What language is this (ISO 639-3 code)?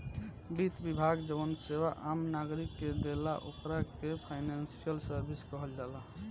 bho